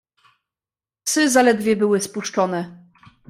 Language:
Polish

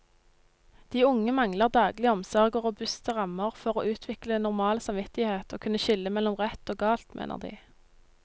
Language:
Norwegian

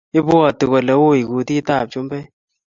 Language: Kalenjin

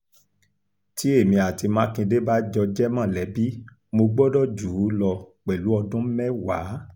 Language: Yoruba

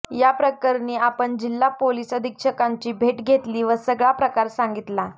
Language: Marathi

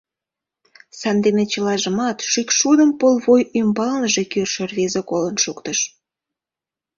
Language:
Mari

